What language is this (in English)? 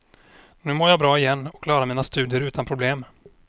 Swedish